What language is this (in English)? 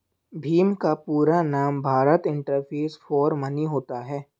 Hindi